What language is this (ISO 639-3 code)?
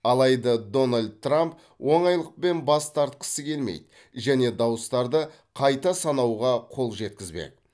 kaz